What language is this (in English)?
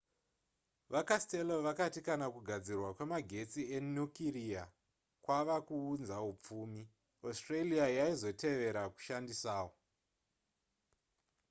Shona